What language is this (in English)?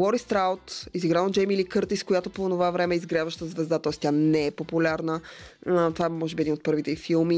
Bulgarian